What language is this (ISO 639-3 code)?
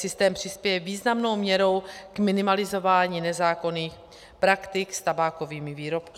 ces